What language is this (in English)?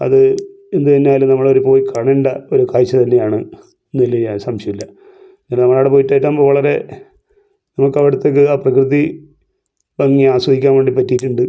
Malayalam